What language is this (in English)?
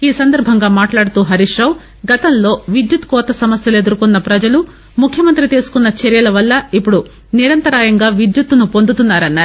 Telugu